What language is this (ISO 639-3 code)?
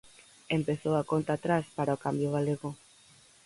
glg